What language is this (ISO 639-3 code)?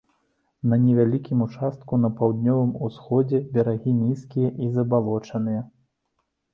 bel